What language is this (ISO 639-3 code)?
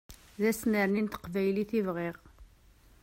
kab